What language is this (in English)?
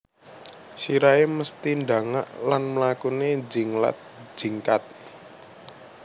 Javanese